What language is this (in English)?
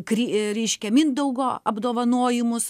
Lithuanian